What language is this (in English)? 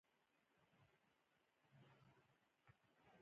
Pashto